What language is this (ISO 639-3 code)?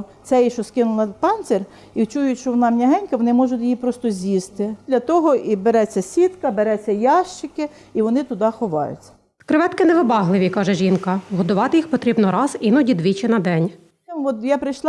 ukr